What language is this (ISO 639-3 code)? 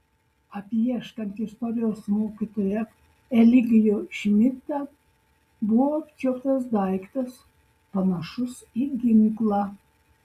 lit